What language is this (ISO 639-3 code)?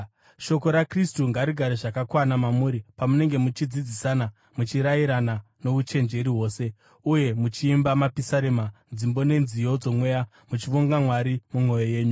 sna